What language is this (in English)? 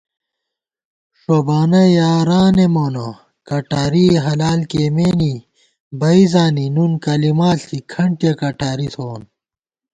Gawar-Bati